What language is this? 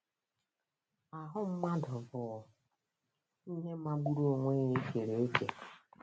Igbo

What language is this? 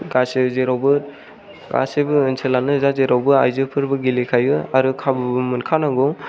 Bodo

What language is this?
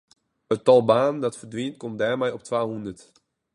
Western Frisian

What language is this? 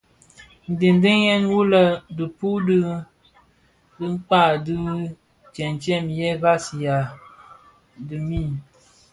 Bafia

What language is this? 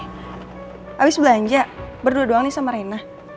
Indonesian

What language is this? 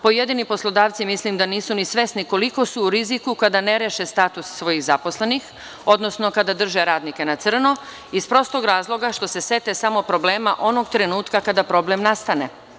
Serbian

